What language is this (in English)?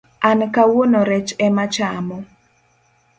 Luo (Kenya and Tanzania)